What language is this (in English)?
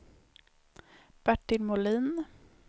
Swedish